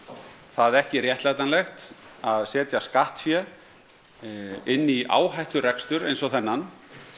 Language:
Icelandic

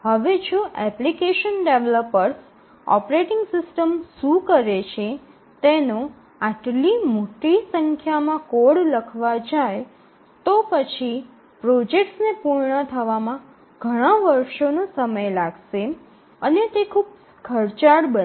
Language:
Gujarati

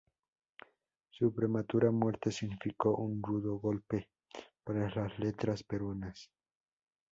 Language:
Spanish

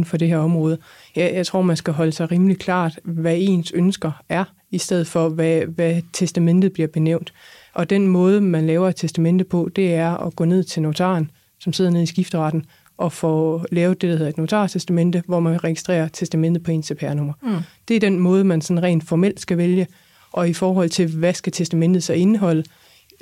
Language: Danish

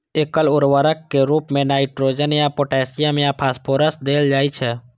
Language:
Maithili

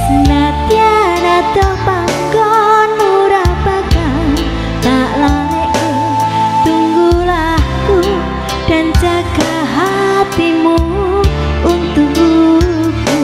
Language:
Indonesian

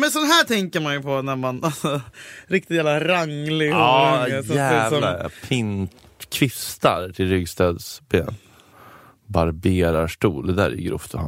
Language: Swedish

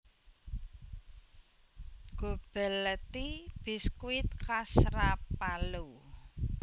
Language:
Javanese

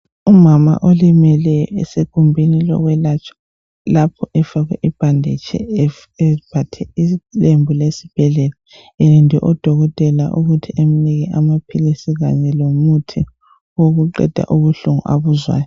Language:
North Ndebele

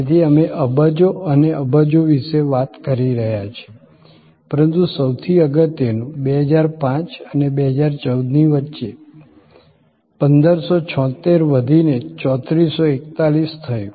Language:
Gujarati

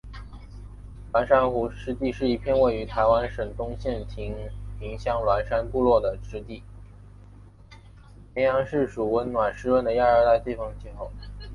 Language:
Chinese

